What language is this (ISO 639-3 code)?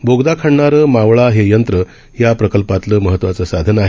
mar